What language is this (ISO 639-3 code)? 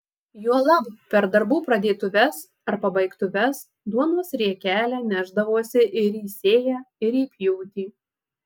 lit